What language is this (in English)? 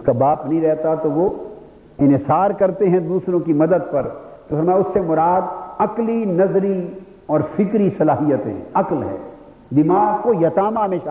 Urdu